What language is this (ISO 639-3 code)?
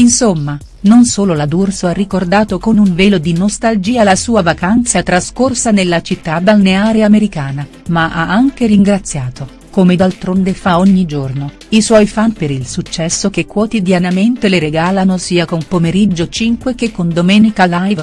ita